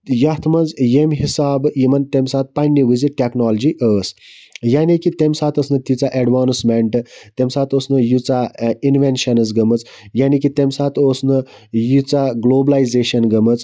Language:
Kashmiri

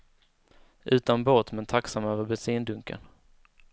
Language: Swedish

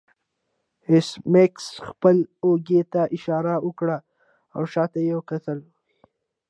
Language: Pashto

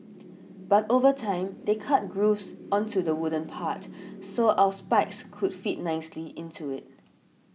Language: English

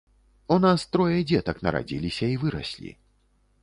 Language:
Belarusian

